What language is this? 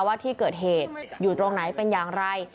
Thai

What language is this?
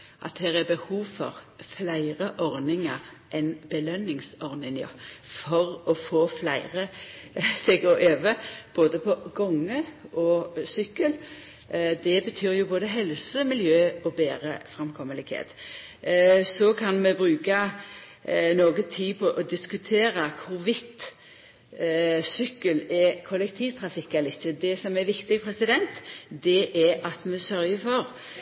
Norwegian Nynorsk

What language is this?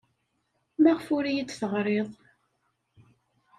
Kabyle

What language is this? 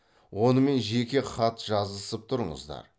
Kazakh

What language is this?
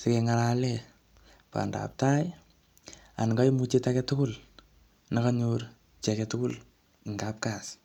Kalenjin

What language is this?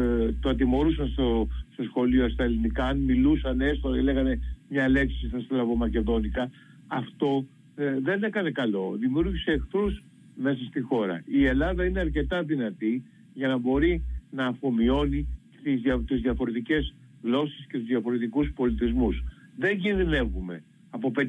Greek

